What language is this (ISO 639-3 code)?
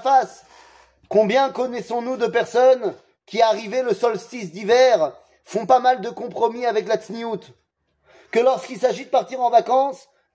fra